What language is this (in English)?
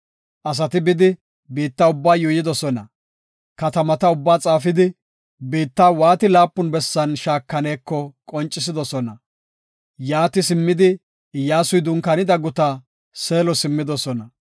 Gofa